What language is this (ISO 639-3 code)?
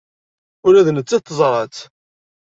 kab